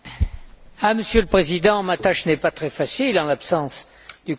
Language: French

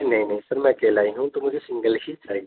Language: Urdu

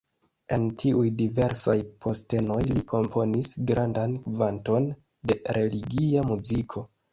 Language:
Esperanto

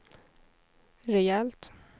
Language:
Swedish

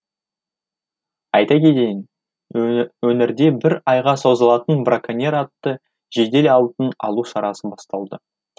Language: Kazakh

